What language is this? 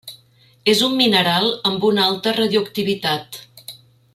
Catalan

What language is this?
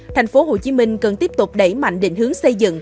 Vietnamese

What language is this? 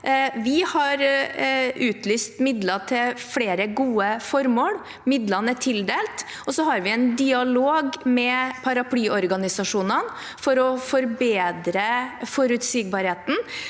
Norwegian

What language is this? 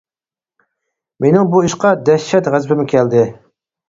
Uyghur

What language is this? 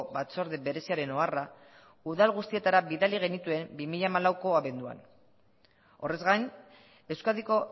Basque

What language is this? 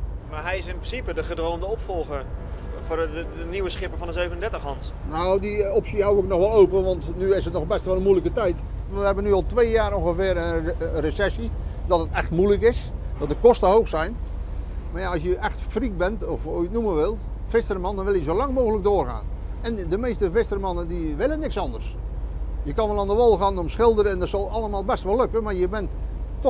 Dutch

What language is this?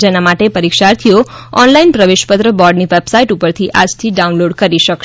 Gujarati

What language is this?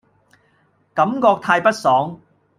Cantonese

